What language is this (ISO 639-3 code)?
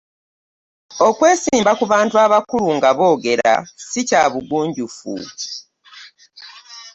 lug